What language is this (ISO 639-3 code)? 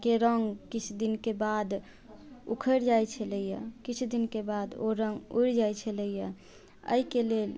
mai